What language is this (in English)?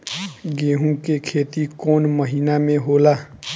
Bhojpuri